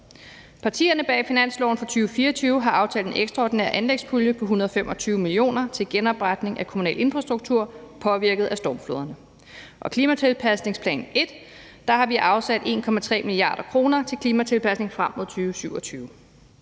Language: Danish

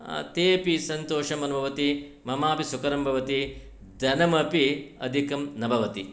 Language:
Sanskrit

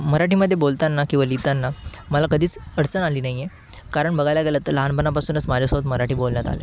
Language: Marathi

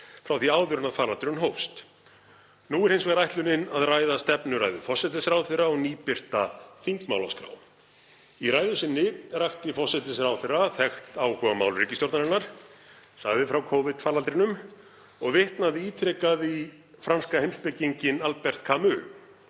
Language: Icelandic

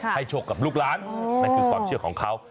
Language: Thai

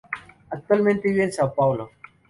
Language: Spanish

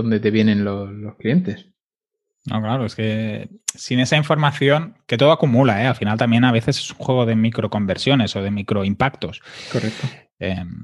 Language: Spanish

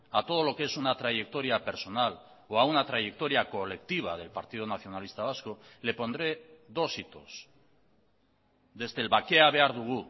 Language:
Spanish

